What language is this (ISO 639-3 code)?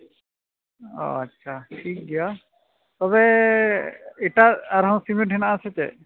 sat